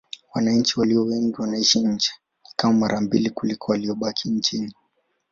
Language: Swahili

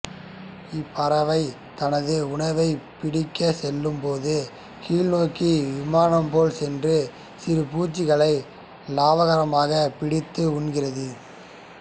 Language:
Tamil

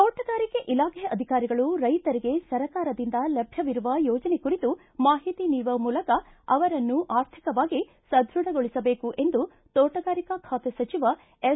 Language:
Kannada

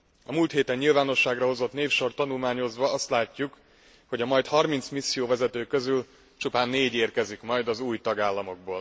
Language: Hungarian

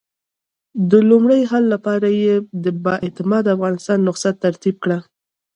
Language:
Pashto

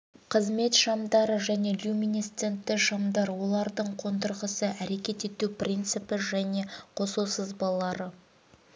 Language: Kazakh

